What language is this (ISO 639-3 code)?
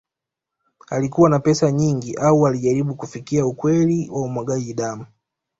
swa